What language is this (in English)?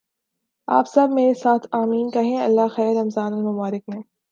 Urdu